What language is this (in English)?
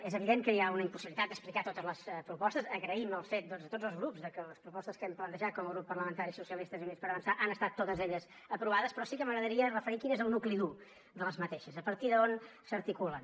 Catalan